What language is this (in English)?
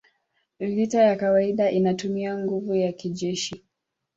Swahili